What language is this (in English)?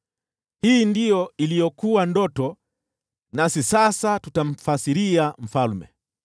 Swahili